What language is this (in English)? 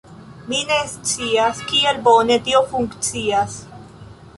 Esperanto